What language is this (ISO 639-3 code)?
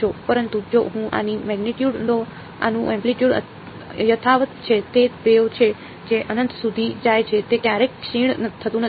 guj